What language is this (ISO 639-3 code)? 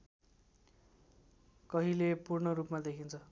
nep